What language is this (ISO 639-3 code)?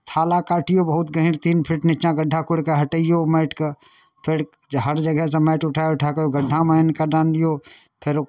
mai